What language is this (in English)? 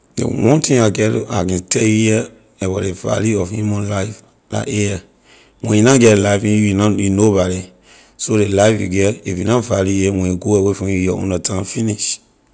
Liberian English